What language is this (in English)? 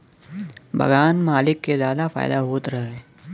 Bhojpuri